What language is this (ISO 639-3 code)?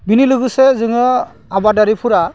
brx